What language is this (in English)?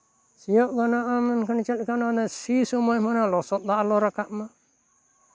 Santali